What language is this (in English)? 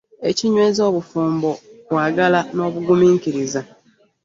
Ganda